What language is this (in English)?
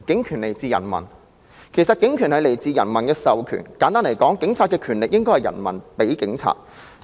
Cantonese